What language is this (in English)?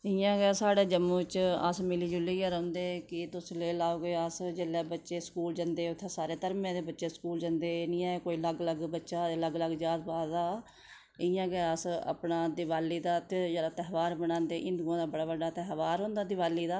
Dogri